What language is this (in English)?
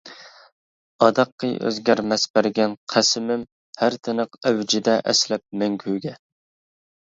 Uyghur